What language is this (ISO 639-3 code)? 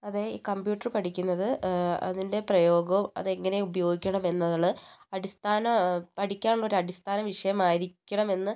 mal